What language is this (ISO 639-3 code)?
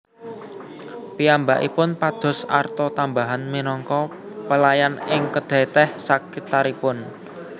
jav